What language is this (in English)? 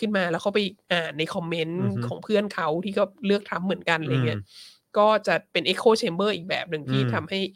Thai